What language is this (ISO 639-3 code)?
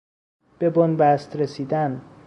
fas